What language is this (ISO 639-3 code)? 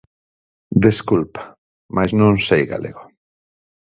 glg